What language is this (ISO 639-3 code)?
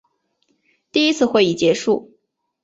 zho